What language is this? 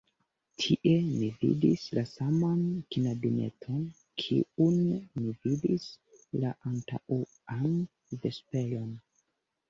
Esperanto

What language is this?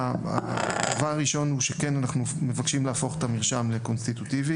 Hebrew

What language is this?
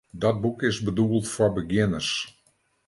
Western Frisian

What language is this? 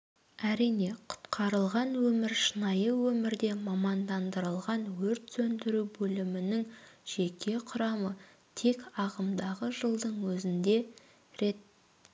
Kazakh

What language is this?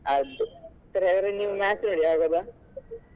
Kannada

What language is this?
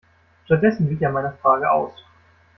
German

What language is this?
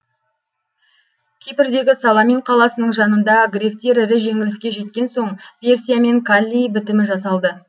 Kazakh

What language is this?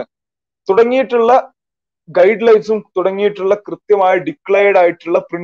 Malayalam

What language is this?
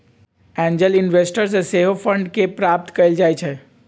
Magahi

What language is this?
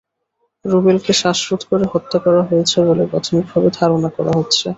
Bangla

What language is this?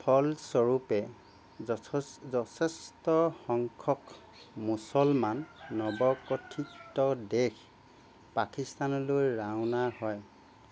Assamese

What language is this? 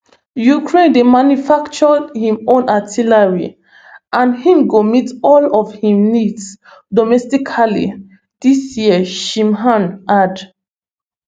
Nigerian Pidgin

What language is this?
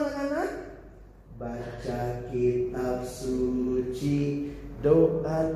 Indonesian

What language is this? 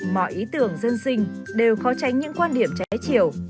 Vietnamese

